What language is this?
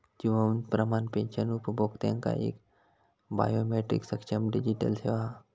Marathi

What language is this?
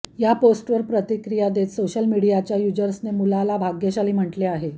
Marathi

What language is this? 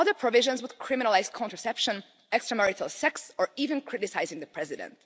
English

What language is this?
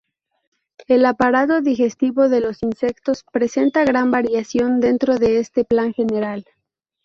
Spanish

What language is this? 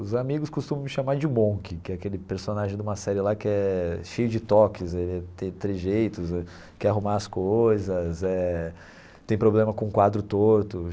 Portuguese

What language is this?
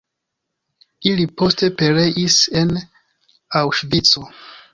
Esperanto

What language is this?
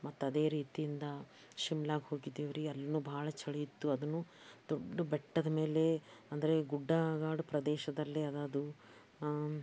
Kannada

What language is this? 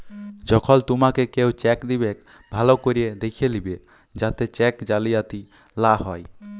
Bangla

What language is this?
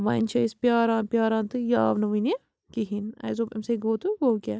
Kashmiri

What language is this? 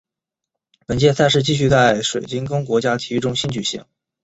Chinese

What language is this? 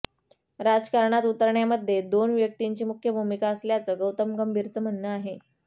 Marathi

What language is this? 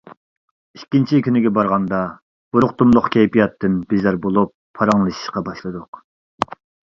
Uyghur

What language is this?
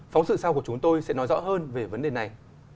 Vietnamese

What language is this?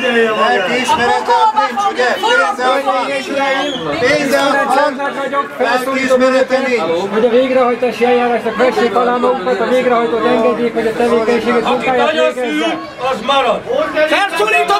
Hungarian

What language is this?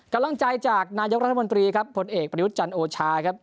Thai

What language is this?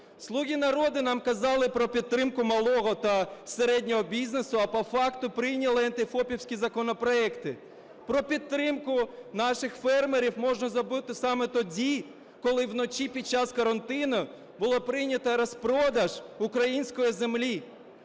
Ukrainian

